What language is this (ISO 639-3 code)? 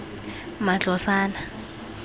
tsn